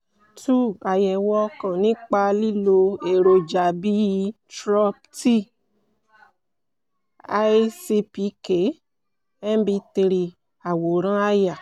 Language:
Yoruba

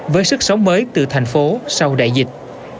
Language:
Vietnamese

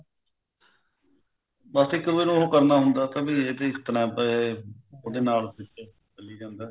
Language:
Punjabi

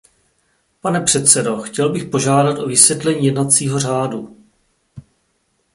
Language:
Czech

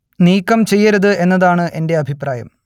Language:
Malayalam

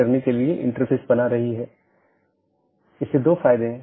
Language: Hindi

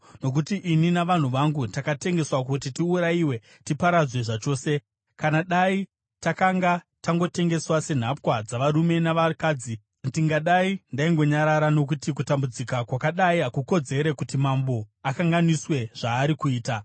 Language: Shona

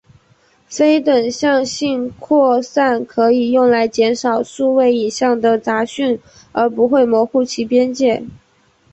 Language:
Chinese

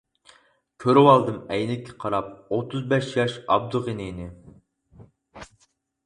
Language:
Uyghur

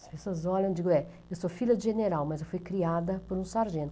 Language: Portuguese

